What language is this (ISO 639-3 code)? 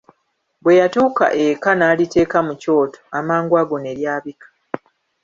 lug